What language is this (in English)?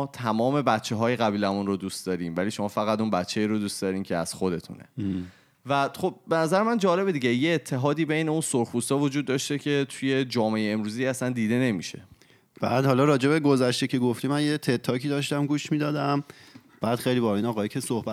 Persian